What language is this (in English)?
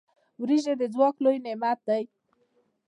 Pashto